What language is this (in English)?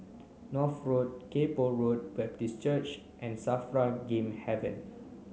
English